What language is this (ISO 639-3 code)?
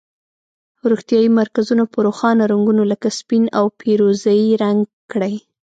pus